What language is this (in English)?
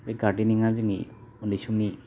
Bodo